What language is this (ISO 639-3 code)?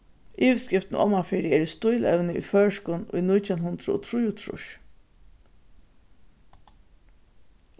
fao